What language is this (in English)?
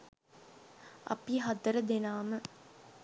Sinhala